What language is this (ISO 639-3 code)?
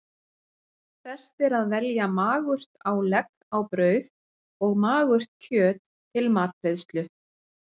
isl